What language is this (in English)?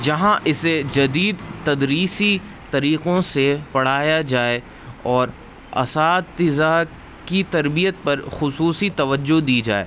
Urdu